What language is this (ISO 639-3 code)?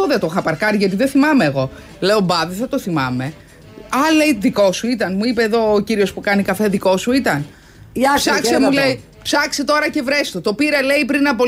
ell